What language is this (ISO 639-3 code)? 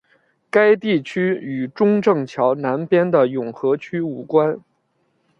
zho